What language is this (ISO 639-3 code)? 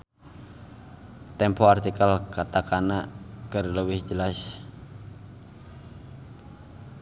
sun